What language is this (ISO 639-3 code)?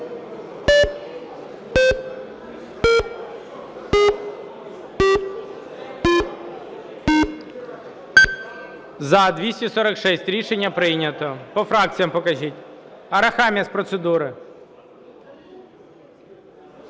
ukr